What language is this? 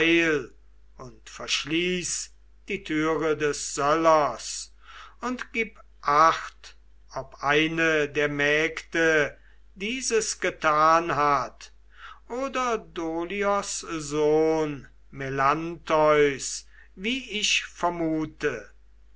German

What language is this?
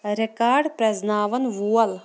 Kashmiri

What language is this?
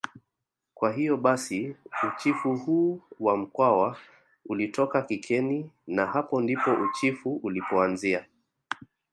Swahili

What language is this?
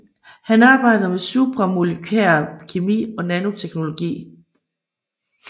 Danish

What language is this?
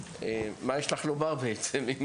Hebrew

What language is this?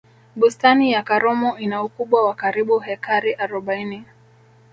Swahili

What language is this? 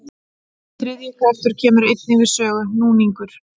Icelandic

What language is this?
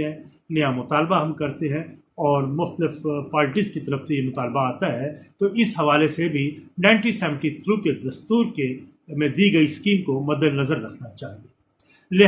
Urdu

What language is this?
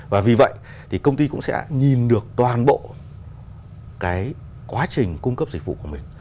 Vietnamese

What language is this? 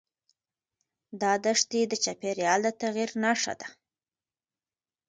Pashto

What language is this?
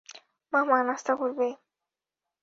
Bangla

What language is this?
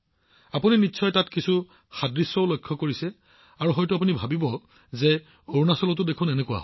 Assamese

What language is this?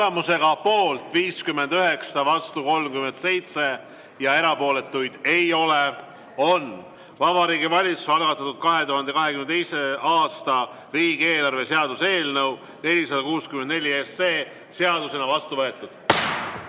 Estonian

